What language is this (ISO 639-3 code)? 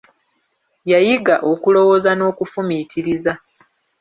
lug